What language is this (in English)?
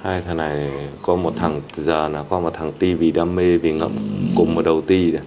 Vietnamese